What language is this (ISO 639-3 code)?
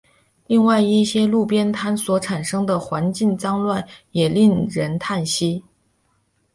zho